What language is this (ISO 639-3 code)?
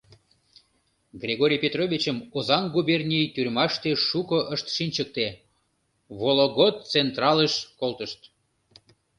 chm